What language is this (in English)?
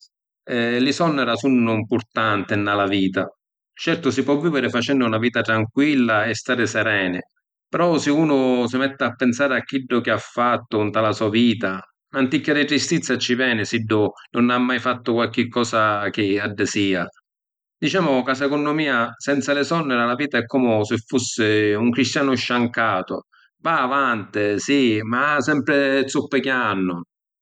Sicilian